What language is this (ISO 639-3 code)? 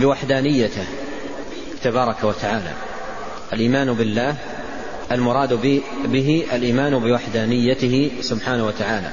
ara